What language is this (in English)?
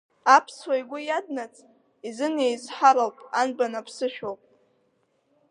Abkhazian